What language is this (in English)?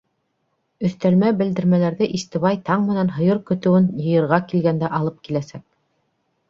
Bashkir